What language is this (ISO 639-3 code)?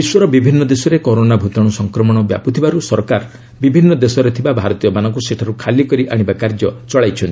ori